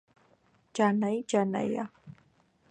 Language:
Georgian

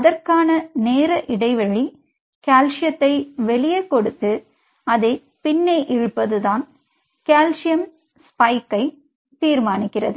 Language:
Tamil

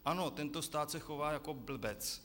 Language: Czech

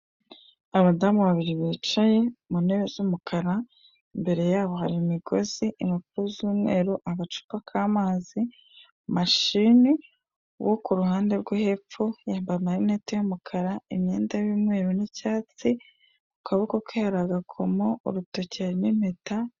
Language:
Kinyarwanda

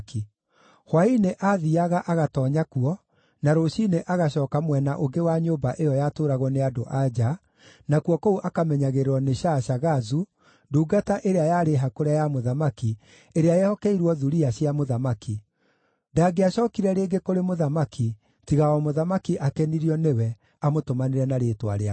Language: Kikuyu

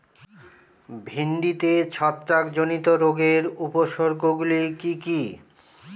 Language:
Bangla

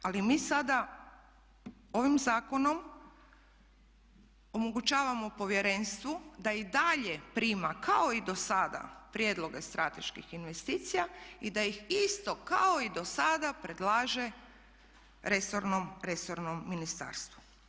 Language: Croatian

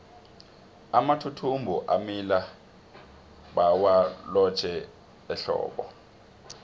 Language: South Ndebele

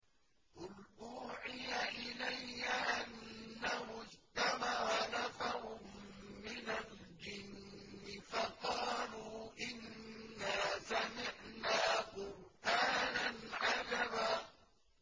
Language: Arabic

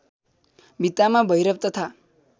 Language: Nepali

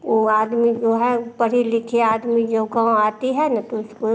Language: Hindi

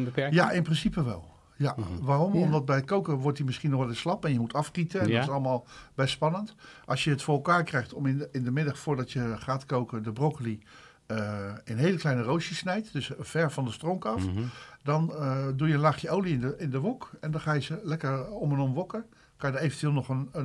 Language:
Dutch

